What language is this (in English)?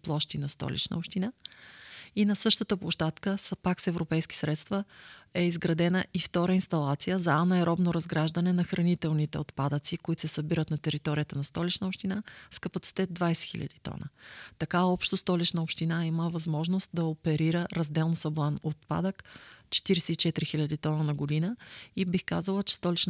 Bulgarian